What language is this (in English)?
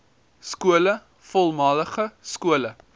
Afrikaans